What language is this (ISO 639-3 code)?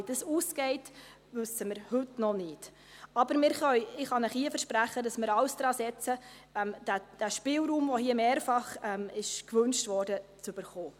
gsw